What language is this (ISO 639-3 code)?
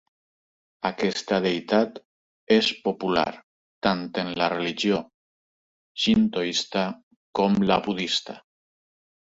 cat